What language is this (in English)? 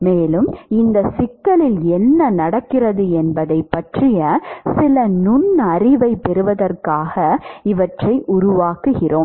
Tamil